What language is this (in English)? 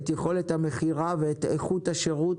Hebrew